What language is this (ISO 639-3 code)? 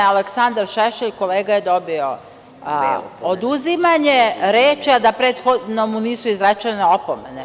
srp